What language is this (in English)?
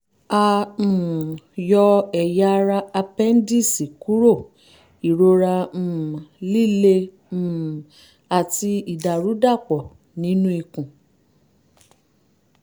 Yoruba